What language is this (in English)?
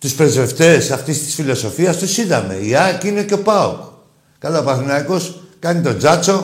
Greek